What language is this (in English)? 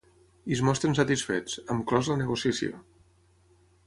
Catalan